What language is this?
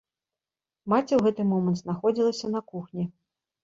Belarusian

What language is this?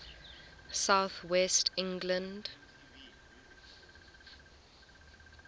English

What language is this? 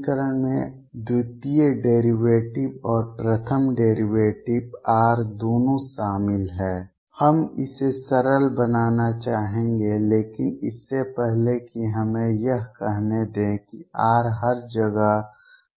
Hindi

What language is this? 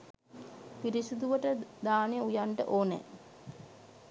Sinhala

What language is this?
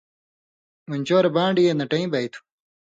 Indus Kohistani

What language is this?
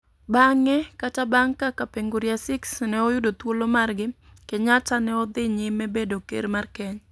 Luo (Kenya and Tanzania)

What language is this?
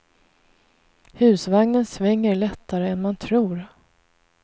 Swedish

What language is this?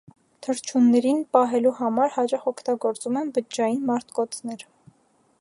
Armenian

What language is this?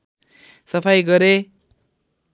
Nepali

